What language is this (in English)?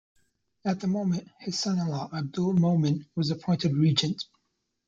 English